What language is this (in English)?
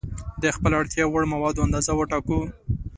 Pashto